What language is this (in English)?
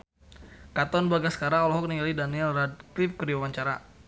Sundanese